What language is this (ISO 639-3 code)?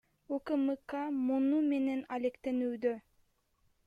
kir